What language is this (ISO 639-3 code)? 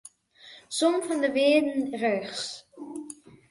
fry